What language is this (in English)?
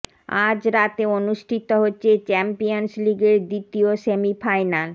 Bangla